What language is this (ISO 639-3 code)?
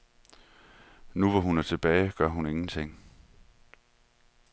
dan